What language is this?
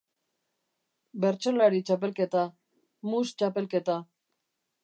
Basque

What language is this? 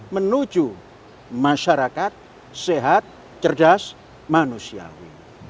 Indonesian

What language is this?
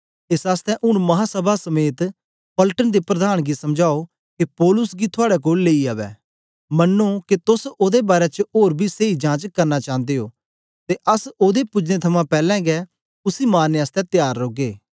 Dogri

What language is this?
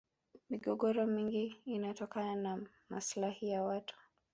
Swahili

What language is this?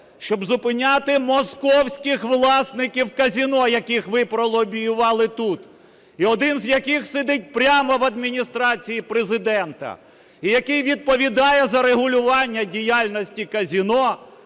Ukrainian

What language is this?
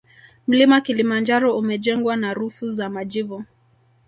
Swahili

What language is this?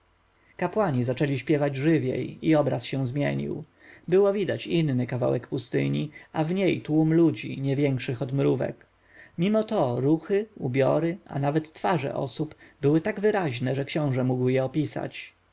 Polish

